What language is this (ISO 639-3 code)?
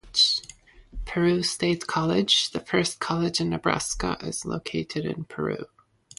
eng